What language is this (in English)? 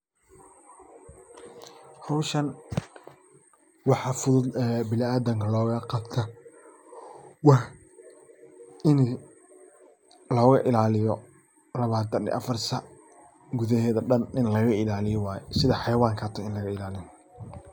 Somali